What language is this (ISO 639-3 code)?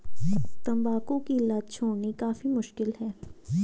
hin